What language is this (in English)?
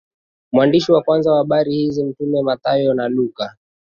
Swahili